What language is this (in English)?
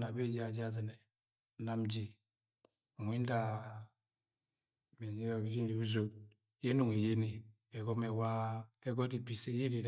Agwagwune